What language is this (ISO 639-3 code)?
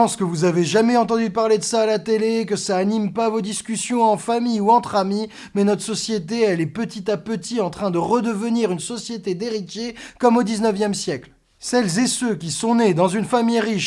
fra